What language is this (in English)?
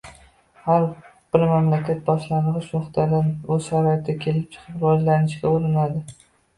Uzbek